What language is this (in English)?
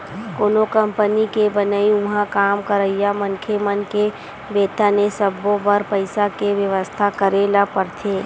Chhattisgarhi